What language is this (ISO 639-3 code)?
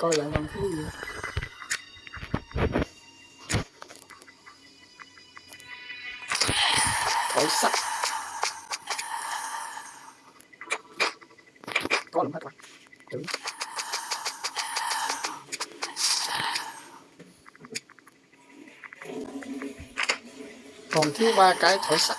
vie